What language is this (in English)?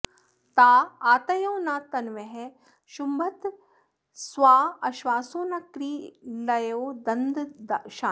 Sanskrit